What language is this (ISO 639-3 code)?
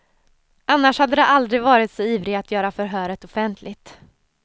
swe